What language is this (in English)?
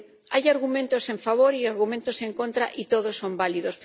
Spanish